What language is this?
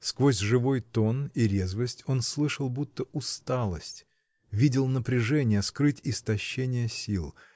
Russian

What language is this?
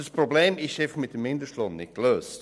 Swiss German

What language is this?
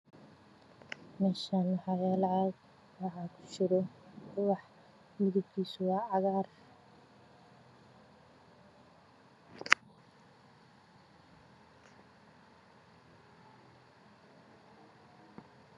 Somali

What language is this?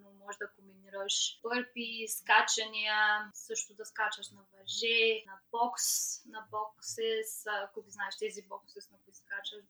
Bulgarian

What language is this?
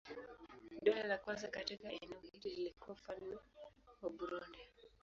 Swahili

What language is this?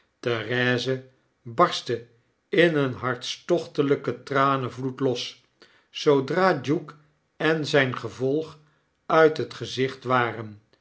Dutch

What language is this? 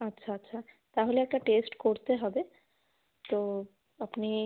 Bangla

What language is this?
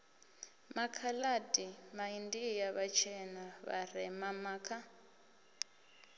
Venda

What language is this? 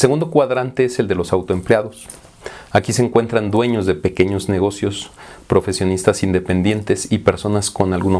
Spanish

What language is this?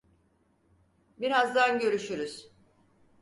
Turkish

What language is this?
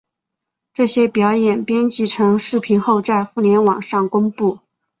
Chinese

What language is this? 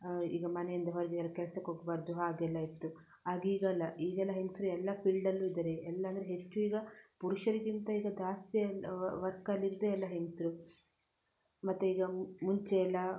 Kannada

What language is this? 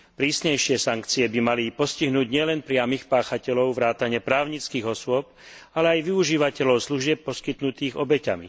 Slovak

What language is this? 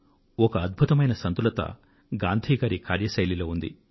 Telugu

